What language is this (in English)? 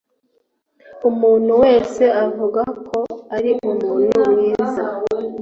Kinyarwanda